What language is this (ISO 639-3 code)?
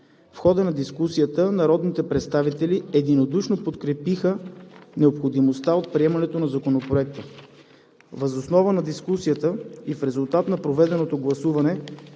bul